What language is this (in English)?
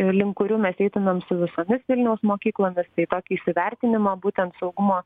Lithuanian